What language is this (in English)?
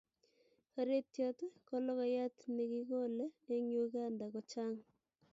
Kalenjin